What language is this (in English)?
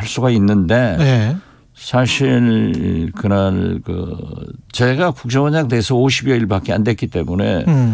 Korean